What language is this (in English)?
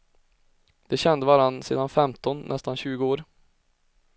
Swedish